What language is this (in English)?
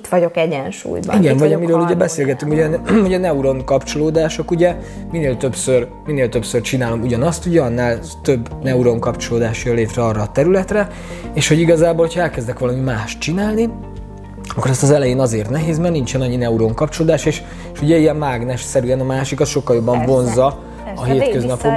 Hungarian